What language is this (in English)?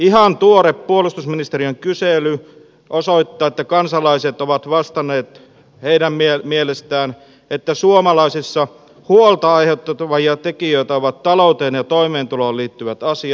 Finnish